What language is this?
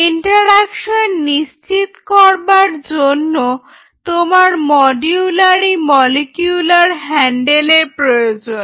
Bangla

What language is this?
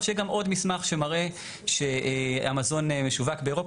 Hebrew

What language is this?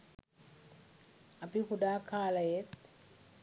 Sinhala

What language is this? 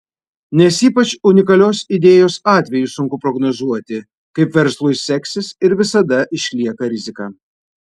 Lithuanian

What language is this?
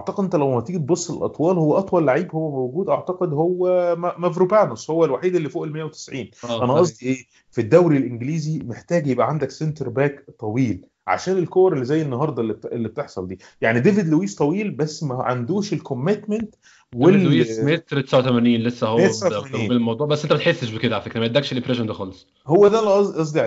Arabic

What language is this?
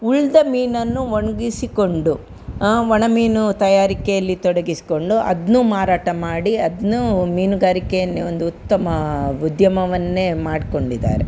Kannada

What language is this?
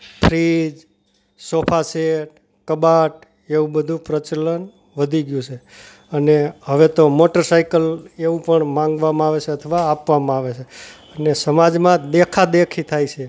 Gujarati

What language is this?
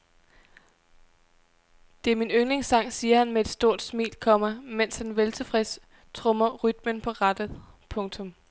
Danish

